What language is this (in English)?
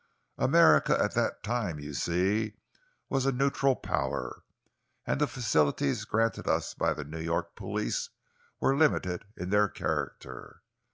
English